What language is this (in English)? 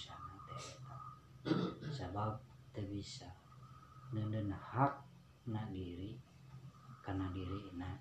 Indonesian